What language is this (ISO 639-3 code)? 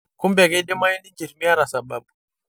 mas